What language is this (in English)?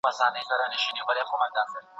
Pashto